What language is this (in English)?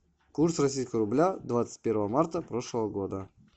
Russian